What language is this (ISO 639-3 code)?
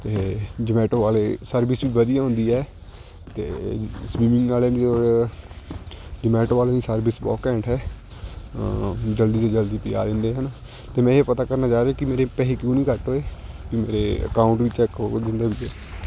pan